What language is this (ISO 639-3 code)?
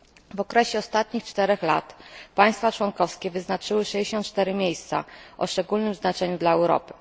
pol